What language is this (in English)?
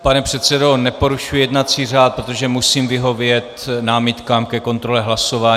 Czech